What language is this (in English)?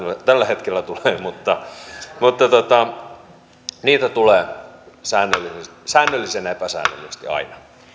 Finnish